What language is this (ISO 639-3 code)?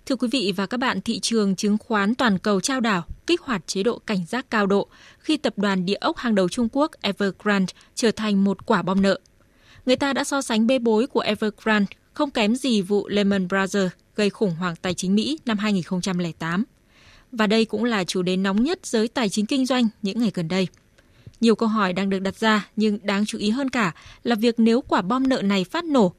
vie